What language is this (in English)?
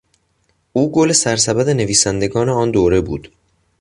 Persian